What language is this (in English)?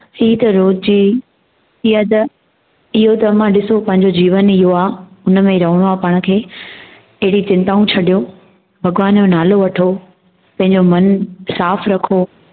Sindhi